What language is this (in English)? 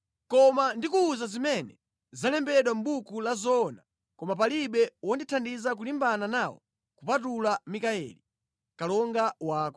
Nyanja